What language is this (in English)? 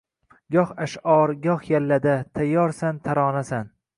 Uzbek